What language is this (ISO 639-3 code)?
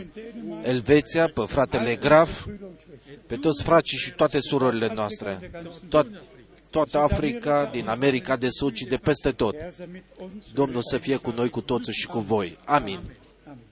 ron